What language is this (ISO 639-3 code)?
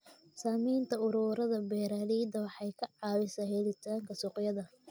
som